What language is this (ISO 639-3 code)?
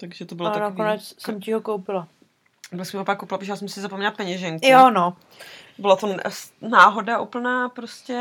ces